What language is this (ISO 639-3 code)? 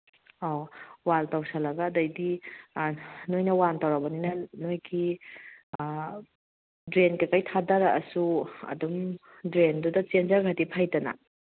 mni